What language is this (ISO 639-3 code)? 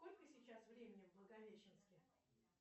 rus